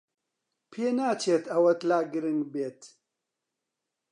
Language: Central Kurdish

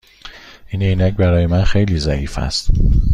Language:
Persian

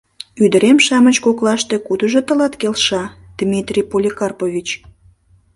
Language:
Mari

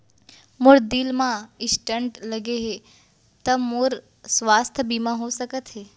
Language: Chhattisgarhi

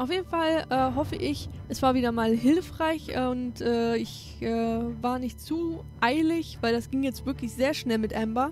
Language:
German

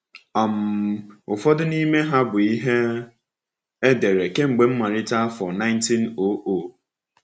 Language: Igbo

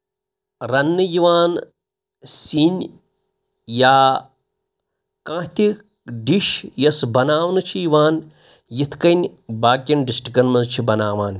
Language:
Kashmiri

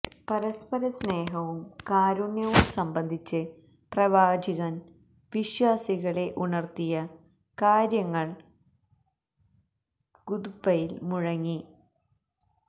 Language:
Malayalam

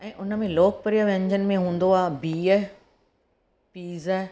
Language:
Sindhi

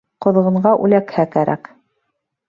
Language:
Bashkir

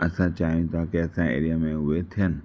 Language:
Sindhi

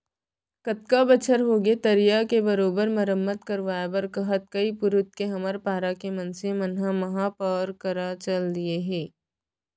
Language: Chhattisgarhi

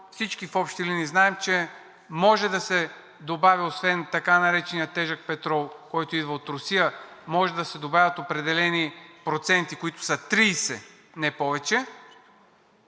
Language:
Bulgarian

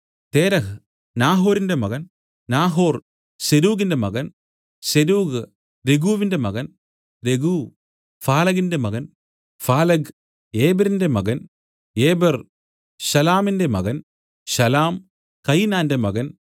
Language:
Malayalam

